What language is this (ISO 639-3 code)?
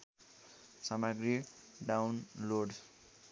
nep